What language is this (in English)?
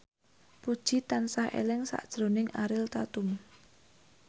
Javanese